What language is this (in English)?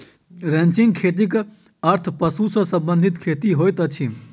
Maithili